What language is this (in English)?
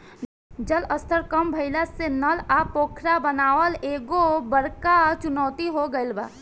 Bhojpuri